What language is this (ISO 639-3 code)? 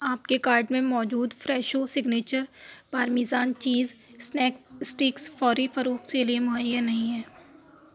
urd